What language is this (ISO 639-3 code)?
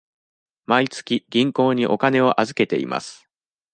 jpn